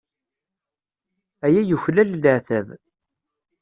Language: Kabyle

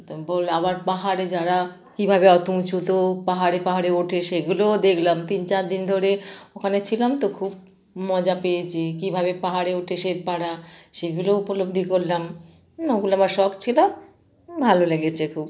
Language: Bangla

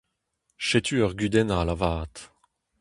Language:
Breton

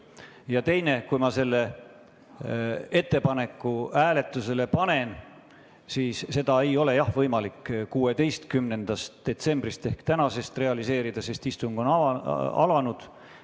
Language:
Estonian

